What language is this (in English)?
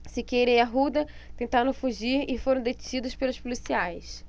Portuguese